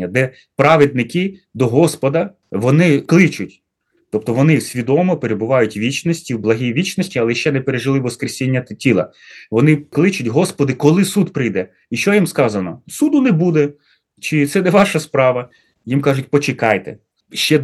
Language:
Ukrainian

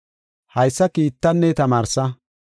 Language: Gofa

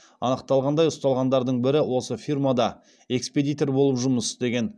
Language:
Kazakh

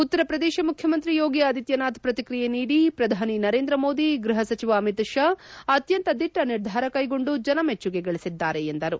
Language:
Kannada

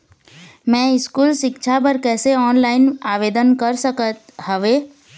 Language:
Chhattisgarhi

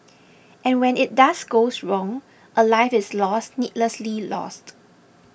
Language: English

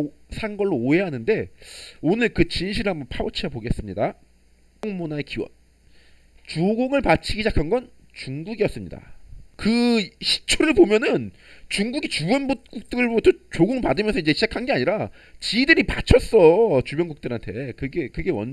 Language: Korean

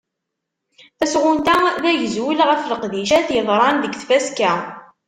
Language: Kabyle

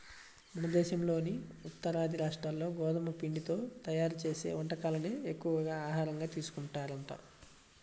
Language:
Telugu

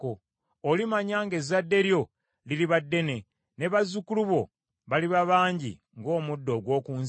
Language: Ganda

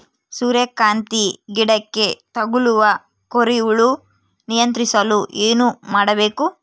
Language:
Kannada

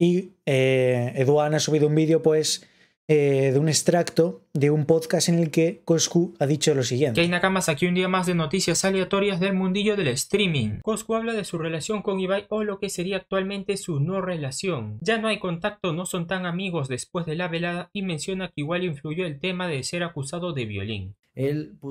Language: Spanish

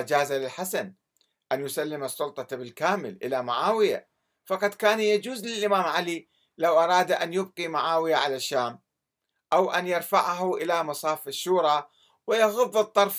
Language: Arabic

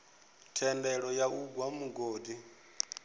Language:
Venda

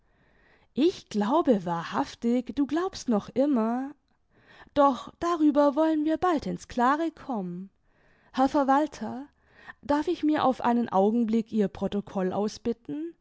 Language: German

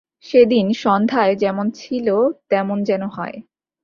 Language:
Bangla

